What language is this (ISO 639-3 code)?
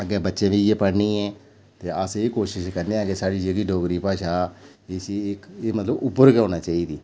doi